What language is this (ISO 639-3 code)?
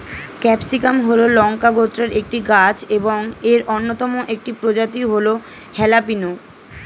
ben